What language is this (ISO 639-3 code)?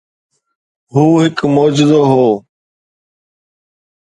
snd